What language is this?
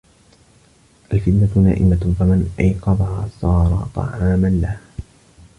Arabic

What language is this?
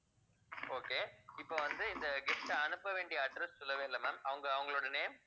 Tamil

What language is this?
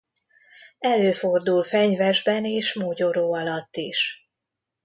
Hungarian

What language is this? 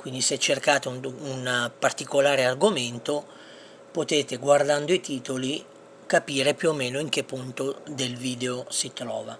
Italian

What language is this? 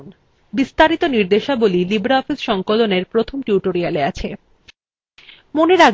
Bangla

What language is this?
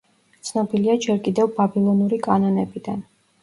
Georgian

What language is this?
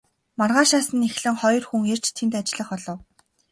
Mongolian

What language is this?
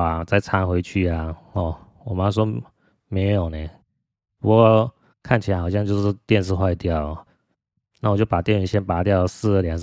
Chinese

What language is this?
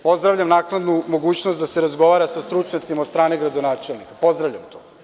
Serbian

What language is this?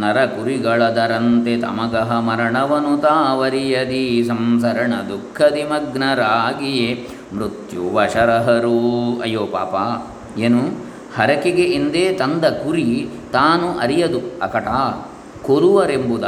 Kannada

